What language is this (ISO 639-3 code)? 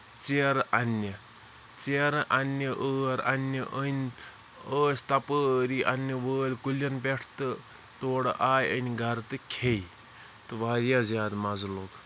kas